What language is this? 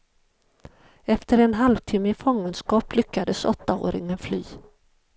Swedish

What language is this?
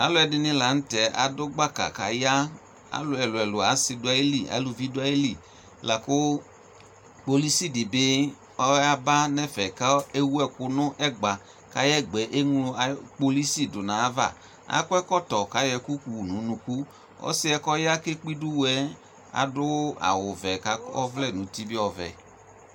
Ikposo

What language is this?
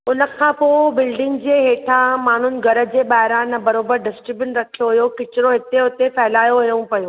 Sindhi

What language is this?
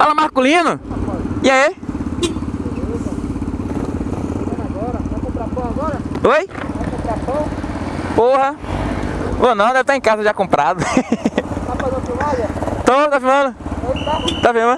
Portuguese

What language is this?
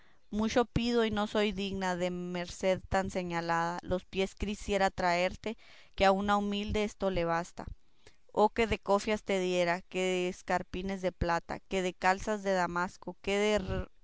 Spanish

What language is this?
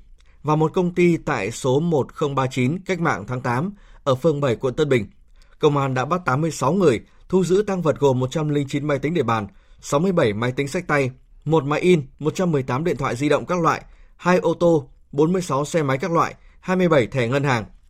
Vietnamese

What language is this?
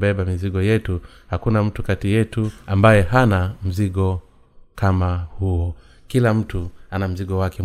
Swahili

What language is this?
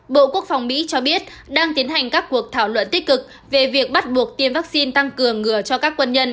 Vietnamese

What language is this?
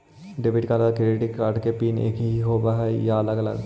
Magahi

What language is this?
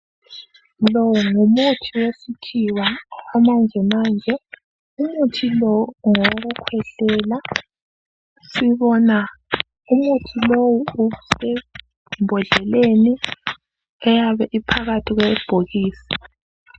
North Ndebele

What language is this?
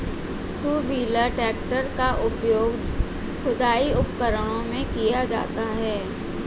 Hindi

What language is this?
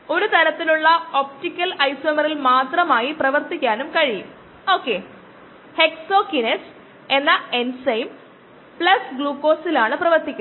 Malayalam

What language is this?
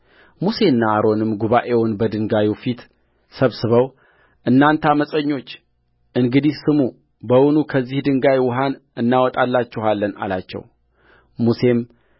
Amharic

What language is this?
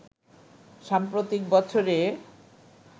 Bangla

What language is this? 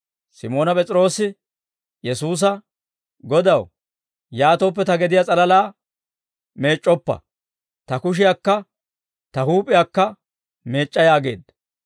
Dawro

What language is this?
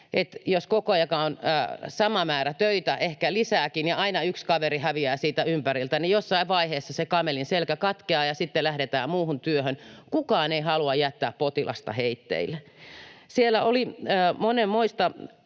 Finnish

